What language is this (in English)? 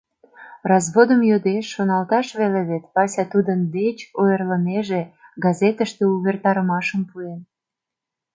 Mari